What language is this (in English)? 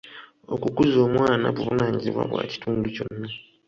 Ganda